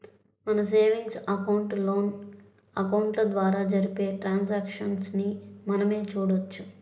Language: Telugu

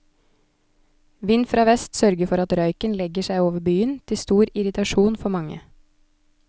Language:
Norwegian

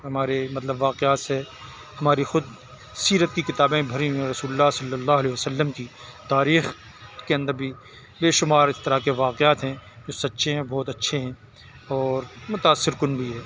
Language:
Urdu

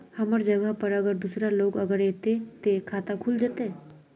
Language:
Magahi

